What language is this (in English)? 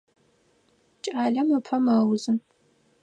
Adyghe